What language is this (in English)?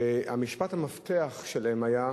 Hebrew